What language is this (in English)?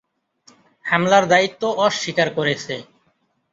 Bangla